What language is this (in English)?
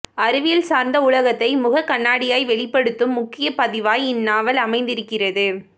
Tamil